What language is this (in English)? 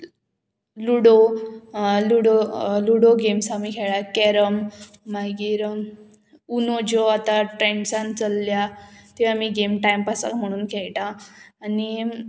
Konkani